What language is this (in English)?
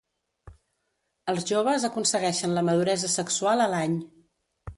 Catalan